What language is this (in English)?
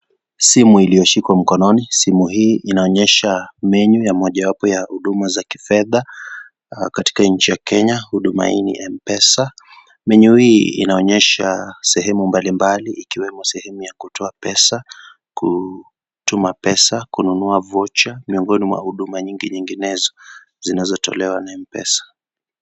Swahili